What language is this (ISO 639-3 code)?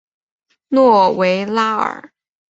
zho